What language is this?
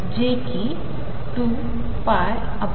Marathi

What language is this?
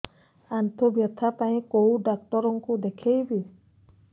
Odia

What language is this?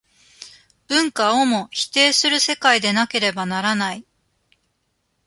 Japanese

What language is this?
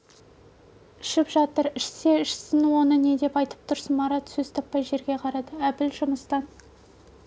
Kazakh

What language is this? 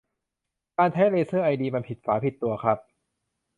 Thai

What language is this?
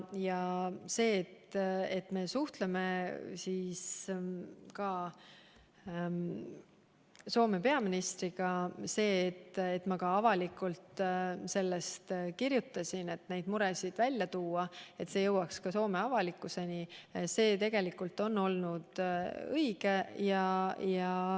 Estonian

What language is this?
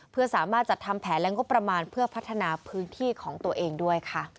Thai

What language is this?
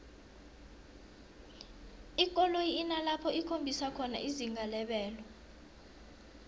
South Ndebele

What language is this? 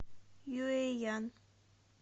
Russian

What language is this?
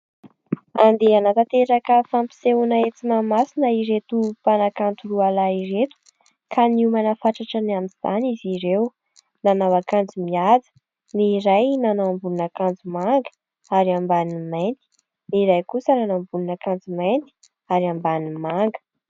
Malagasy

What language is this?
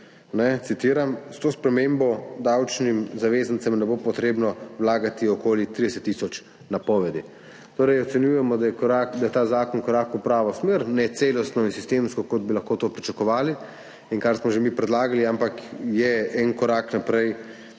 Slovenian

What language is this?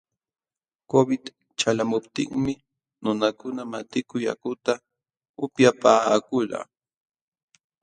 Jauja Wanca Quechua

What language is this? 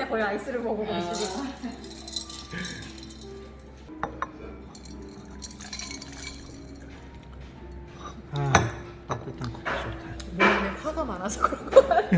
Korean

